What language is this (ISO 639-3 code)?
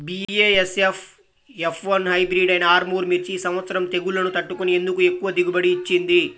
tel